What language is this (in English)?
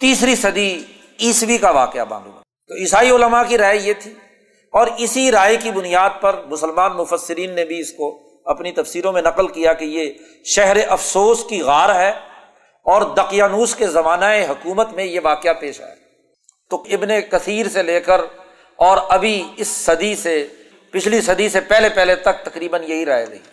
Urdu